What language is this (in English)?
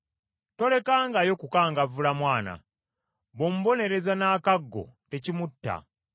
Ganda